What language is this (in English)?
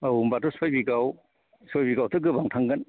Bodo